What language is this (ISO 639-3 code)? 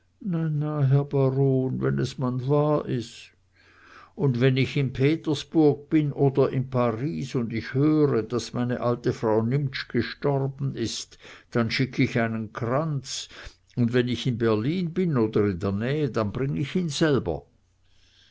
deu